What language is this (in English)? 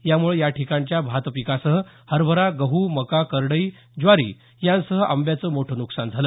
Marathi